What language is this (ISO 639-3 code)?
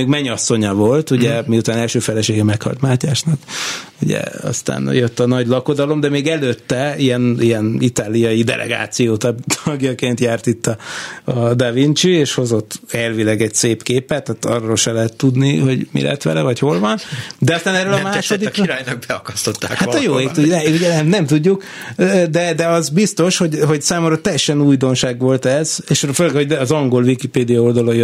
hun